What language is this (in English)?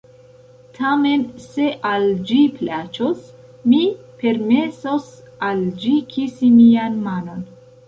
Esperanto